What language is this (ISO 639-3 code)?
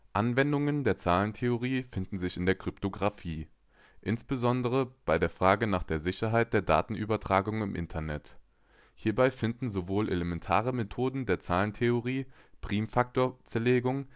deu